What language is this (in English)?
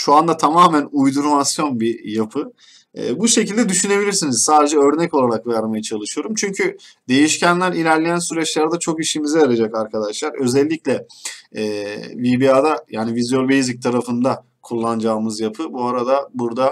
Turkish